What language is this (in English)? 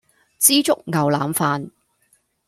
Cantonese